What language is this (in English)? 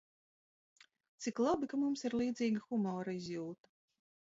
Latvian